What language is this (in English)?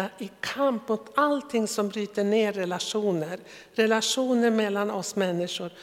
Swedish